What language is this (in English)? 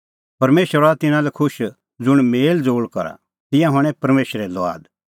Kullu Pahari